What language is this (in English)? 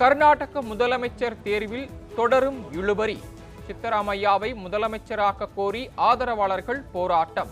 Tamil